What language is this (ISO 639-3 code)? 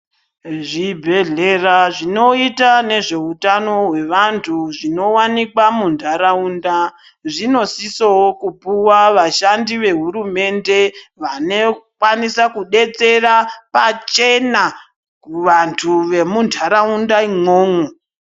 ndc